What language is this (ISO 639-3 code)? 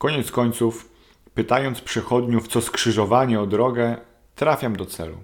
pol